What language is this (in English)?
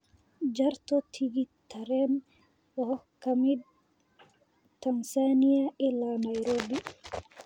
Somali